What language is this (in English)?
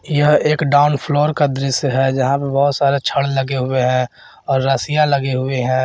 Hindi